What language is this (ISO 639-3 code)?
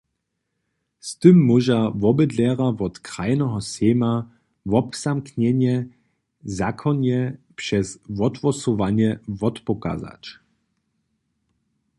hsb